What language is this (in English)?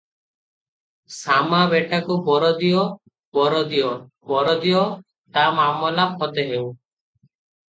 Odia